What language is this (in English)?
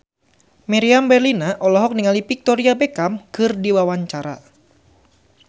Sundanese